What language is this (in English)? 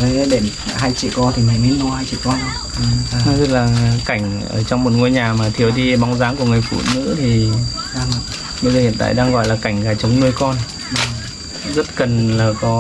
Vietnamese